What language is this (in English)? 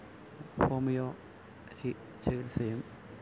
Malayalam